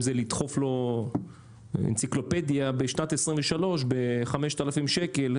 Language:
Hebrew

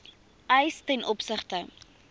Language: Afrikaans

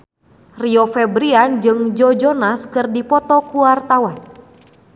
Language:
Sundanese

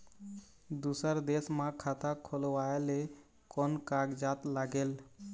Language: Chhattisgarhi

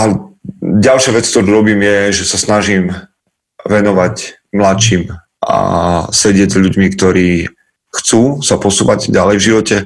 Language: Slovak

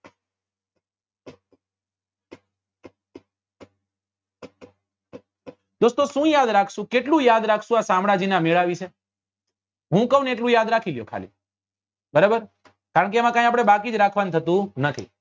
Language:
Gujarati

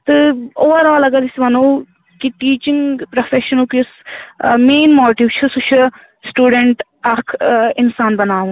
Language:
Kashmiri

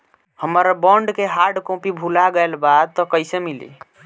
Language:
Bhojpuri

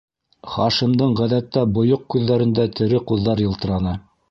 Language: Bashkir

